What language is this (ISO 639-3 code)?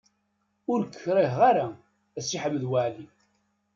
kab